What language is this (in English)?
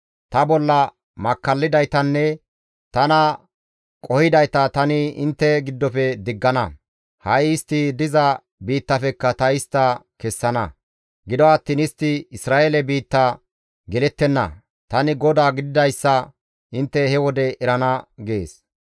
Gamo